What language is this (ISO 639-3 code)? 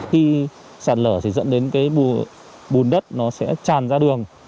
vie